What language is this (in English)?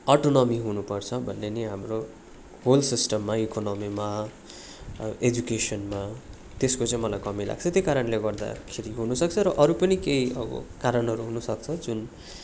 Nepali